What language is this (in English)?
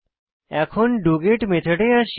Bangla